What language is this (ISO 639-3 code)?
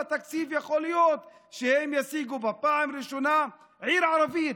heb